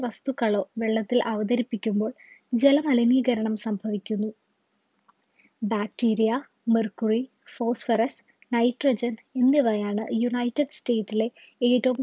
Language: Malayalam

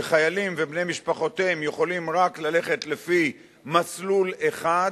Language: Hebrew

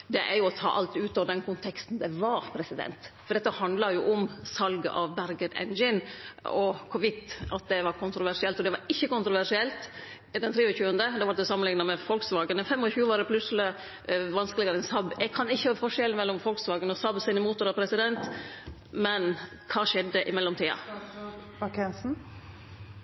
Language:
Norwegian Nynorsk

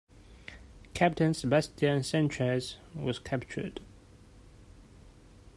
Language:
English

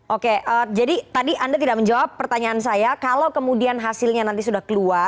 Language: Indonesian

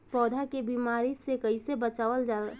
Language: Bhojpuri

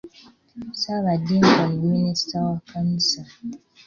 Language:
Ganda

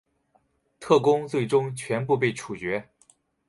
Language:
Chinese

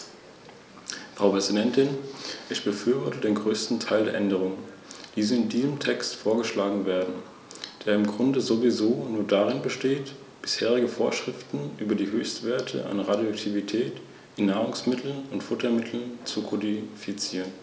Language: German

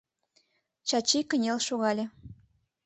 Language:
Mari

